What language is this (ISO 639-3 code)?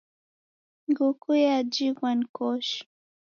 dav